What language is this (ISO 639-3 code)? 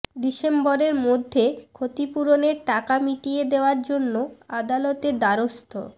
ben